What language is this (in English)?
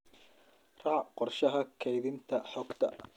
Somali